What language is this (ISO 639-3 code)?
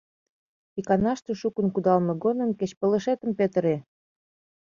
chm